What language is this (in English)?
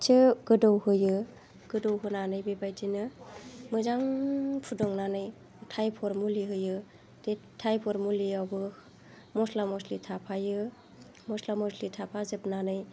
Bodo